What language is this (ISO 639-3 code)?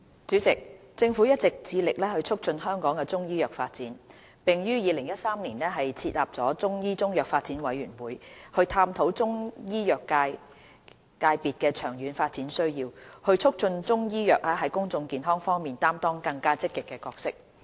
yue